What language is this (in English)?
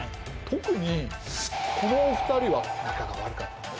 Japanese